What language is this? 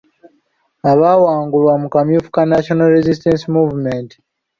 Ganda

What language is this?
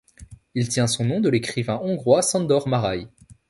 French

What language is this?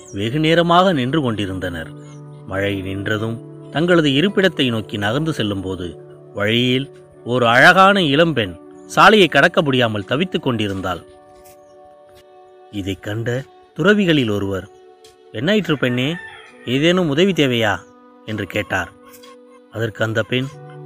Tamil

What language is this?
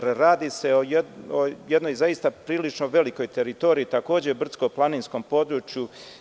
Serbian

